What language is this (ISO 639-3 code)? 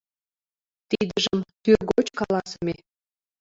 chm